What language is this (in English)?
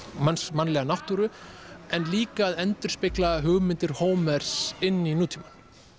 Icelandic